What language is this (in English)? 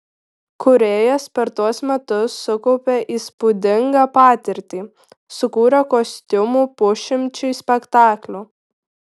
Lithuanian